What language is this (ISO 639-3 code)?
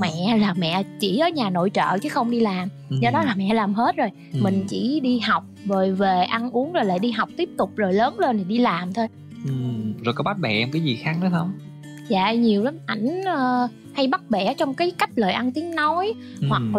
vie